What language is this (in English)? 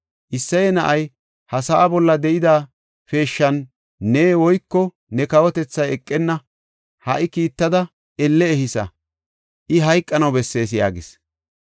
Gofa